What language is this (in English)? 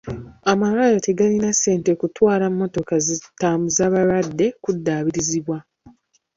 Ganda